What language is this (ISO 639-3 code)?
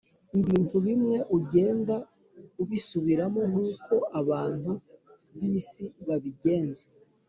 kin